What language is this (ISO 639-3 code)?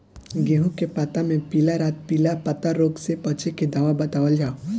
bho